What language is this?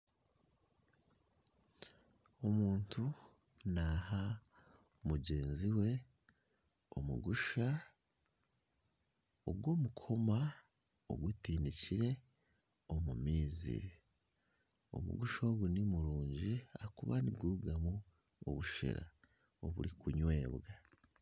Nyankole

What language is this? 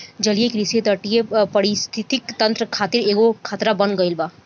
Bhojpuri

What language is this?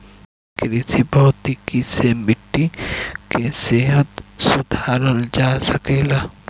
Bhojpuri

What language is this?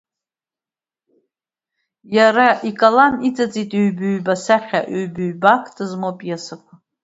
Abkhazian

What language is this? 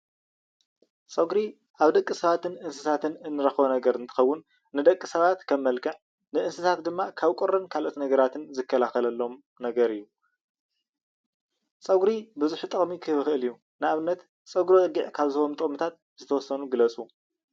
Tigrinya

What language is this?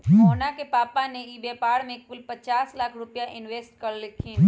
Magahi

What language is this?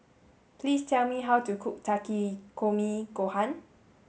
English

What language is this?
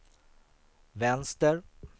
Swedish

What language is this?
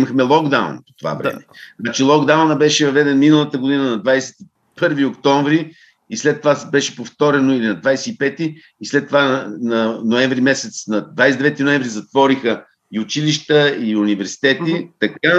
Bulgarian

